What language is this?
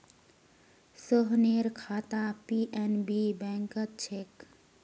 Magahi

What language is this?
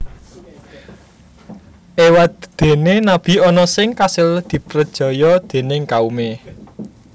Javanese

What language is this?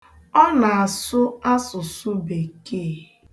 Igbo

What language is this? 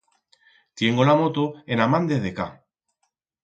Aragonese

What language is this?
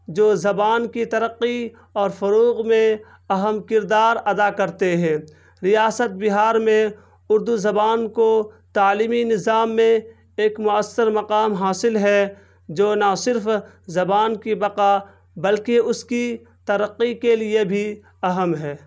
Urdu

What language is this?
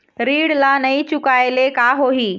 Chhattisgarhi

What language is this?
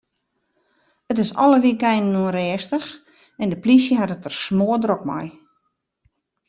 Western Frisian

